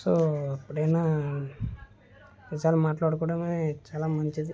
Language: Telugu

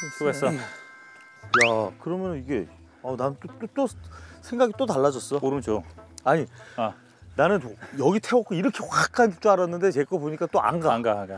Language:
Korean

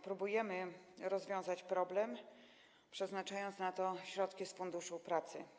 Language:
Polish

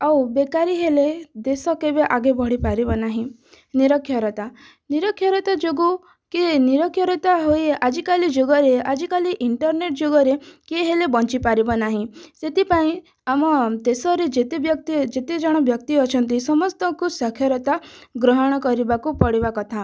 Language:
Odia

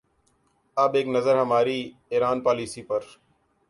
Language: Urdu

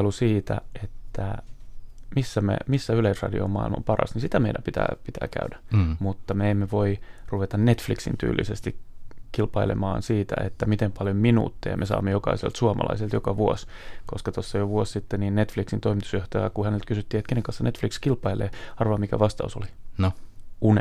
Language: Finnish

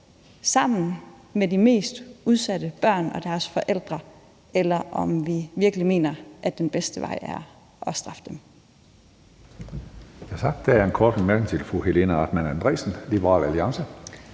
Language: Danish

